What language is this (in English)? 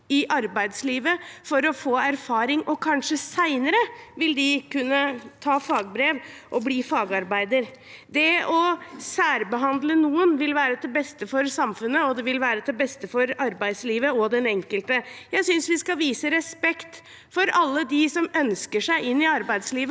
Norwegian